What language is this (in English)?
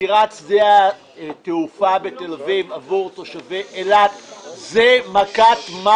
Hebrew